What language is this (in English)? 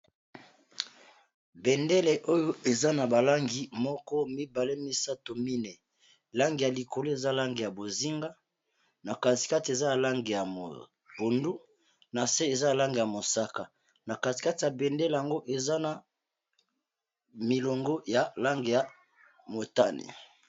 Lingala